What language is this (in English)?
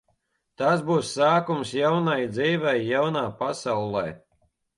Latvian